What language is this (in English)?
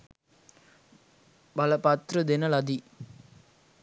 Sinhala